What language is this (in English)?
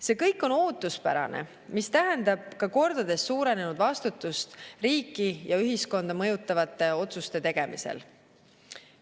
Estonian